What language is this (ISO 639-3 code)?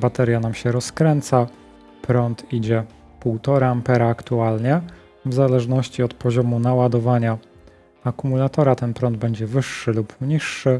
pol